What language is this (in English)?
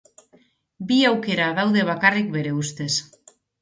Basque